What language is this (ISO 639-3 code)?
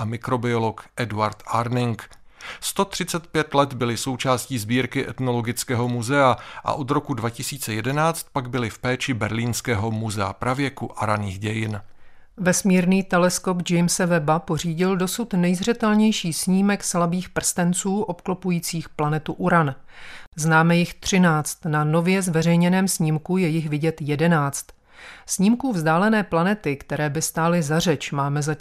ces